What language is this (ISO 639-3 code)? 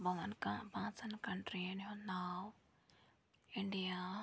kas